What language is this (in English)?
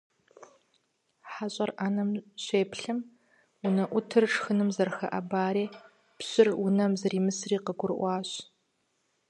Kabardian